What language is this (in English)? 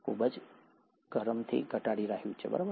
Gujarati